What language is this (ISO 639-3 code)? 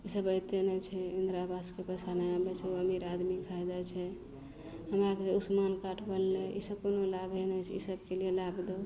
mai